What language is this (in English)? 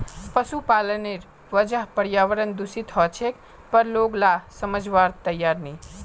Magahi